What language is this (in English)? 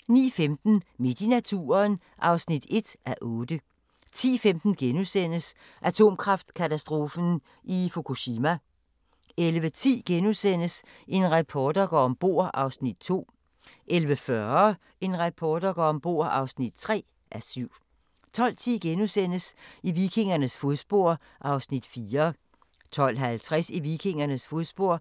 Danish